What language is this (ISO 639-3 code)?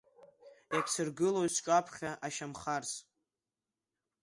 abk